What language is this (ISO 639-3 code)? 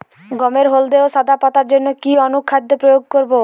ben